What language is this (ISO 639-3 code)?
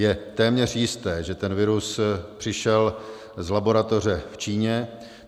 ces